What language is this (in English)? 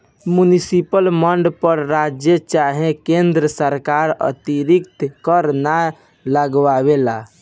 Bhojpuri